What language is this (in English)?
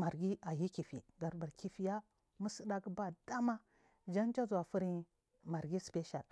Marghi South